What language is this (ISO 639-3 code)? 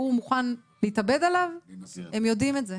heb